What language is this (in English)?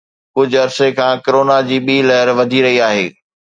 Sindhi